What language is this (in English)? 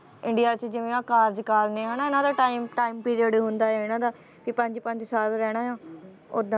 Punjabi